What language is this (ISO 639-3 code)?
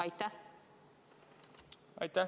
est